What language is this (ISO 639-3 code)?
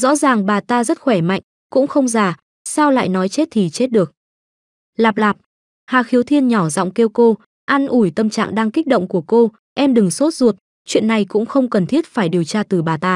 vie